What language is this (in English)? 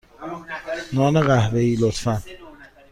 Persian